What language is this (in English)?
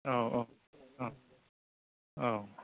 Bodo